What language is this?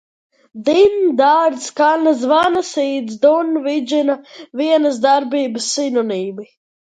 Latvian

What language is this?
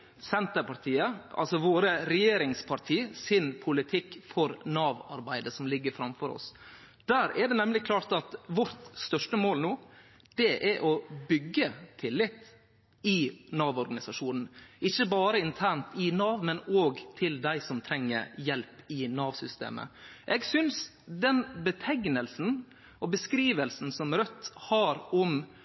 Norwegian Nynorsk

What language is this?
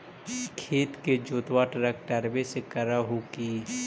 Magahi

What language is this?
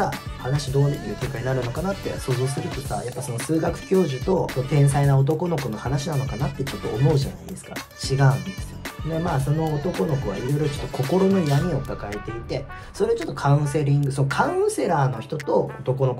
Japanese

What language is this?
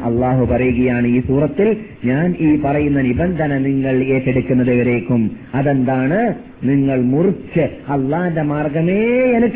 Malayalam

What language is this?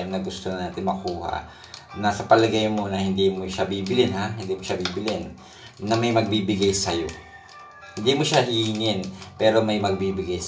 Filipino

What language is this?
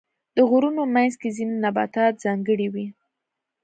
Pashto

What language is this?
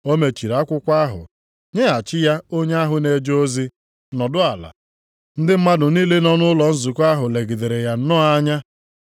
Igbo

